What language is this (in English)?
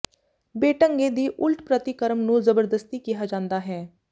Punjabi